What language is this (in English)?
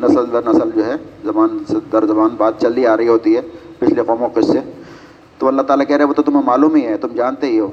Urdu